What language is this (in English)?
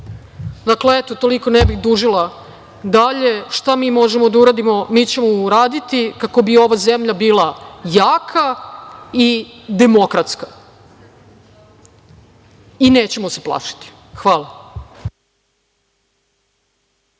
Serbian